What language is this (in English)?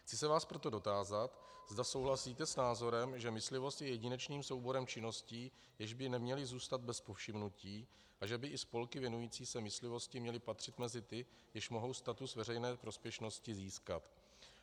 Czech